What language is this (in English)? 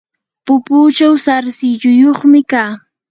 Yanahuanca Pasco Quechua